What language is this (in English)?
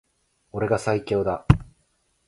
Japanese